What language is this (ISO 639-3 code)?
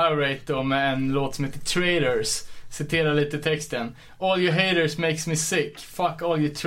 swe